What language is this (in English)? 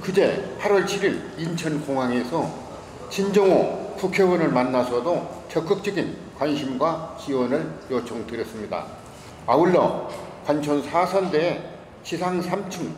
Korean